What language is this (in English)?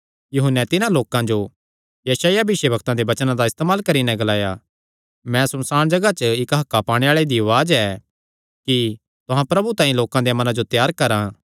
Kangri